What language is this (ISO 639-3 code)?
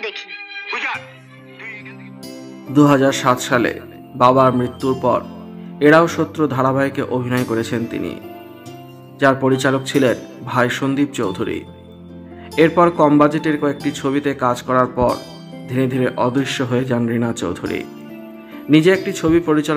hin